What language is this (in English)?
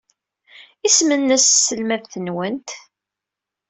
Kabyle